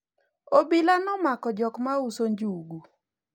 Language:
Luo (Kenya and Tanzania)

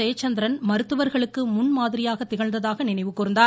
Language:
Tamil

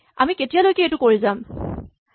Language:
Assamese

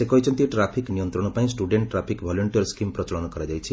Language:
Odia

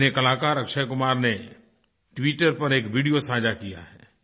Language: Hindi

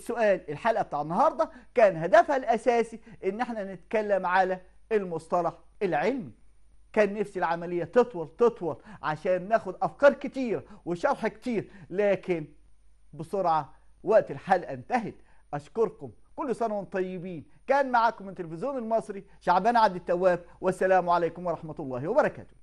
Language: Arabic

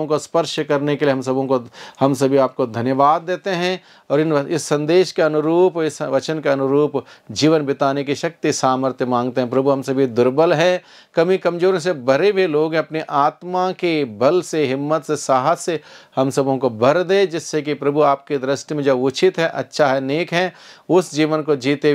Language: Hindi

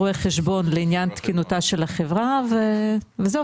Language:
Hebrew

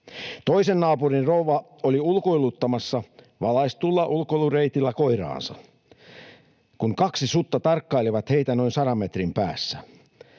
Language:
Finnish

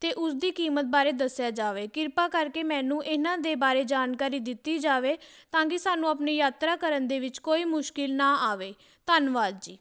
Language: Punjabi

